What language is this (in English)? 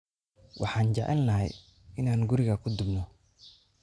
Somali